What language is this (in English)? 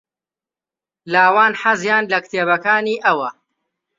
Central Kurdish